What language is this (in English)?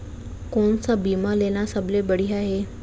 Chhattisgarhi